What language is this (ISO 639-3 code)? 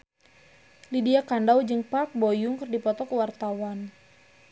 sun